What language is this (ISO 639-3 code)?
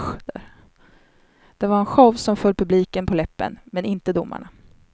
swe